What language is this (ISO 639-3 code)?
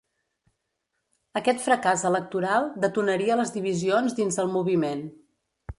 cat